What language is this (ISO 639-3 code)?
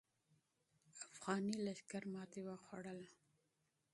pus